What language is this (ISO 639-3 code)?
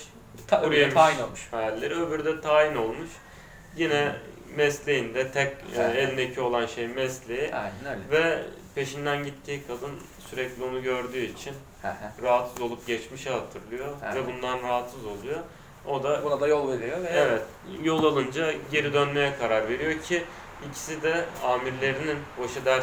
tur